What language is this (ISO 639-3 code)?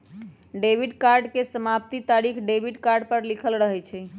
mag